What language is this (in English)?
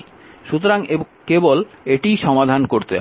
Bangla